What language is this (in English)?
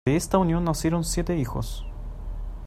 Spanish